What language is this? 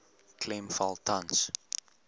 Afrikaans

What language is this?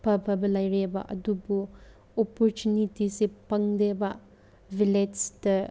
Manipuri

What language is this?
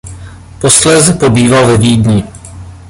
Czech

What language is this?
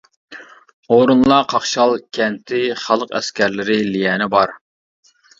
Uyghur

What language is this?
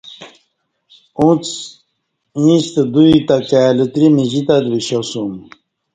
Kati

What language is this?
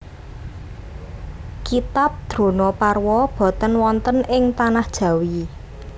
Javanese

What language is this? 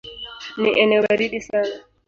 Swahili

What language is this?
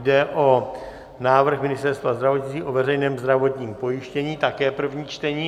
Czech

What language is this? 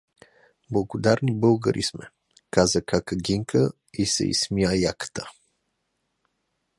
Bulgarian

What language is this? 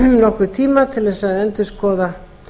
Icelandic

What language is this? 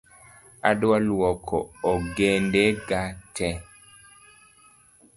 Luo (Kenya and Tanzania)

